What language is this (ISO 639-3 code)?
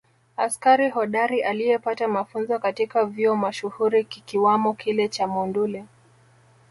swa